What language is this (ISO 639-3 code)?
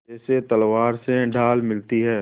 hin